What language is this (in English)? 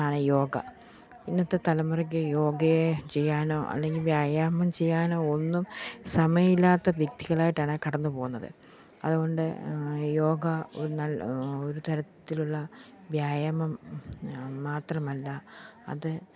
Malayalam